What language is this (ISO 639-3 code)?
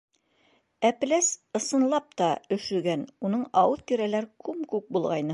bak